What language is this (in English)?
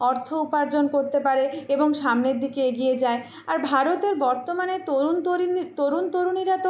Bangla